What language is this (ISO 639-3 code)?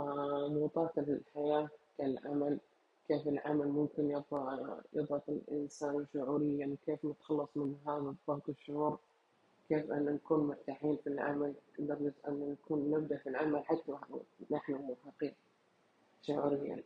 ara